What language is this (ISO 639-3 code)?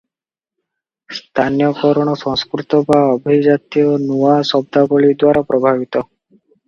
ori